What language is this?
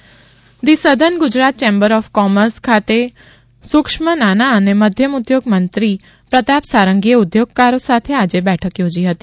Gujarati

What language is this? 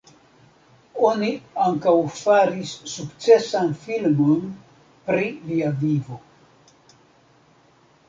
Esperanto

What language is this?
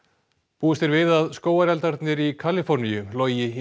Icelandic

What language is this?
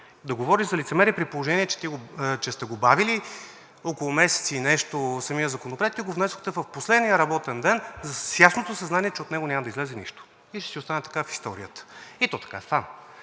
Bulgarian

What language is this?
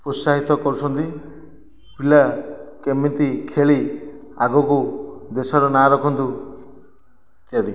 Odia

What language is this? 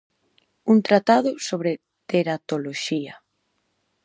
Galician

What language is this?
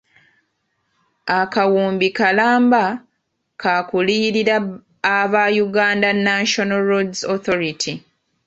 Ganda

